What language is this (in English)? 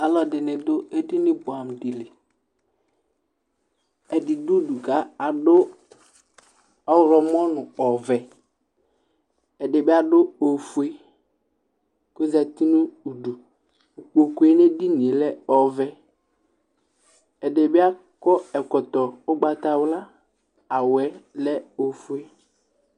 Ikposo